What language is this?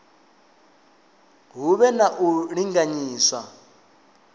Venda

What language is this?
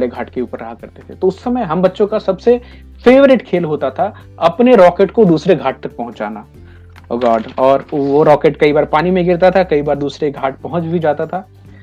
Hindi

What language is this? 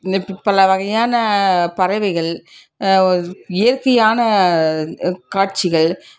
Tamil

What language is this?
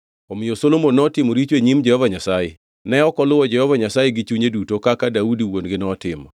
Luo (Kenya and Tanzania)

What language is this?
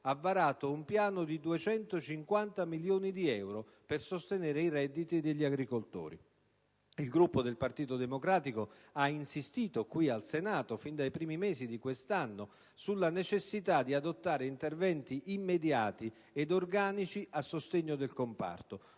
Italian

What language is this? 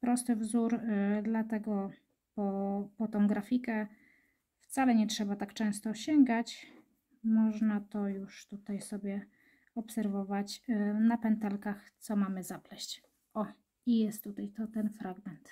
Polish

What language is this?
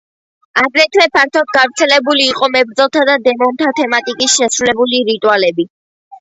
Georgian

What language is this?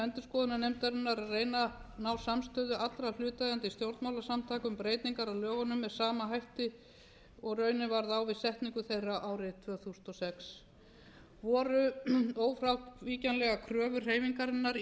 Icelandic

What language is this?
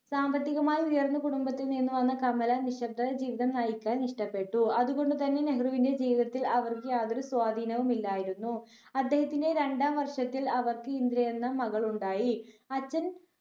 Malayalam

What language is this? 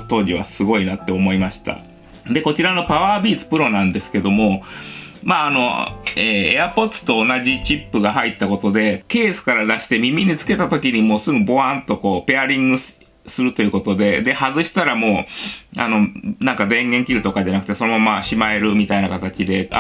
Japanese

